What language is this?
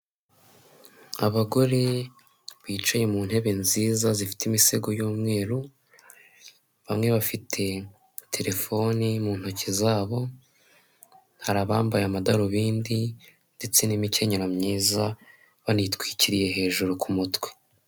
Kinyarwanda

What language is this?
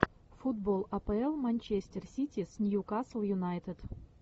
Russian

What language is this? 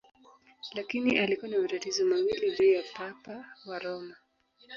Swahili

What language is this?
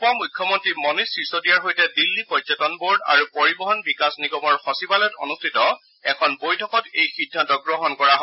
Assamese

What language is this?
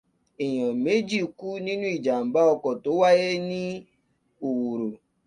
Yoruba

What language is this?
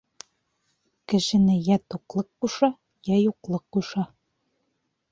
Bashkir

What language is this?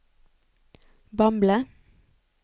Norwegian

